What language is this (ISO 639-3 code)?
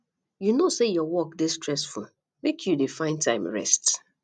pcm